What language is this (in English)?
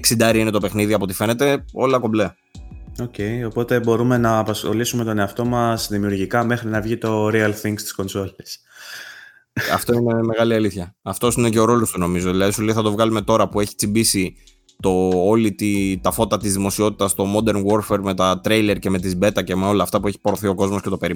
Greek